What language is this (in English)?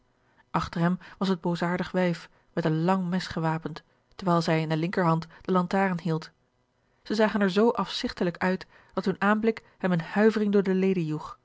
Dutch